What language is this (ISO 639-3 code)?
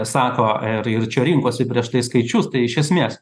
lit